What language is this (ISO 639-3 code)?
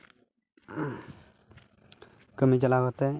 sat